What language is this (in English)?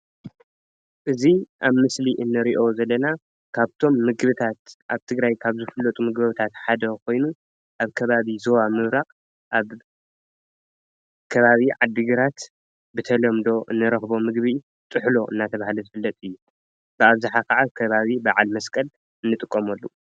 Tigrinya